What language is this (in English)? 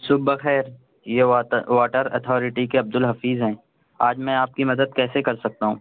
Urdu